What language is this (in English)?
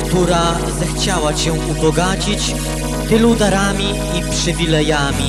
Polish